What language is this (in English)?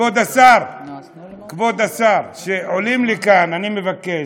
Hebrew